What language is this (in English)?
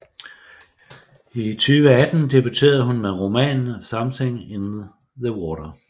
Danish